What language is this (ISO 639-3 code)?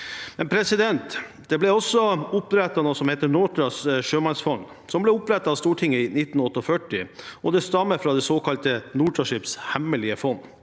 nor